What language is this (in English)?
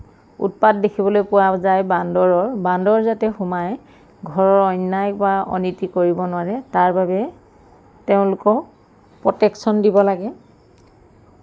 Assamese